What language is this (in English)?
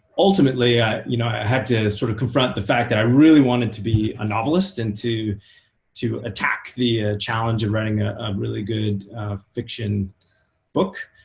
English